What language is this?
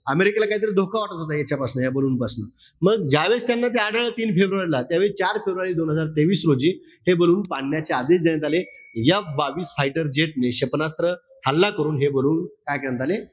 Marathi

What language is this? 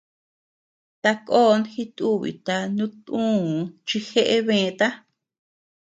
Tepeuxila Cuicatec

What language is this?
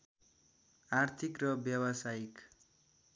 Nepali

